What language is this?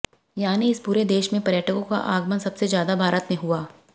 Hindi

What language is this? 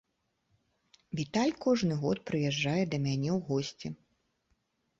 Belarusian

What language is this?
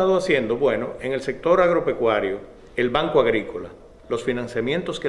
Spanish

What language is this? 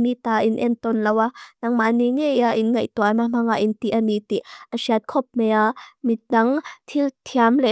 Mizo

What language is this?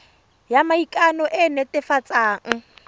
Tswana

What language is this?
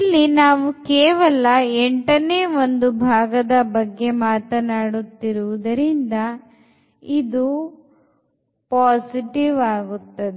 Kannada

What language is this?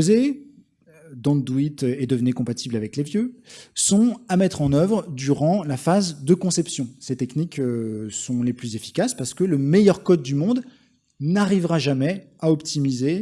French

